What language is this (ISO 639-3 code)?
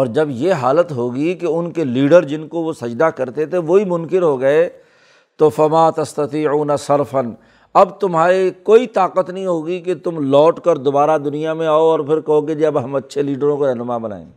urd